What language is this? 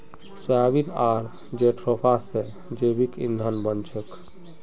Magahi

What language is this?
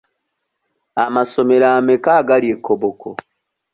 Ganda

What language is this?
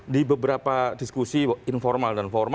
Indonesian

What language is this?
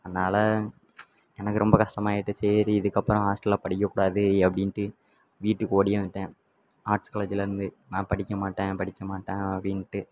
Tamil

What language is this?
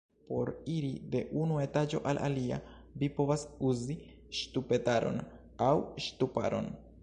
Esperanto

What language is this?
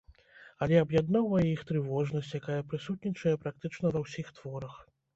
Belarusian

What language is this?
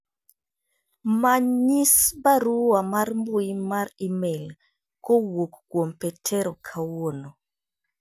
Luo (Kenya and Tanzania)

